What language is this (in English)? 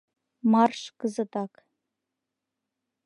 Mari